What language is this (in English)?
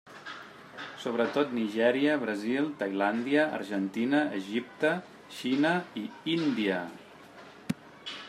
Catalan